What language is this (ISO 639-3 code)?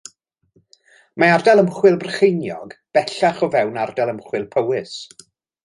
cym